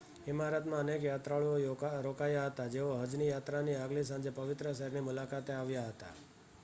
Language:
Gujarati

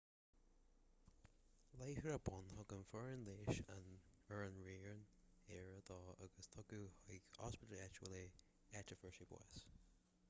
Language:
Irish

